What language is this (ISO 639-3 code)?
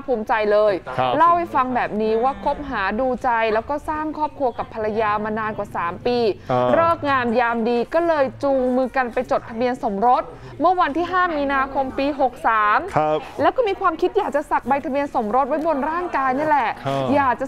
tha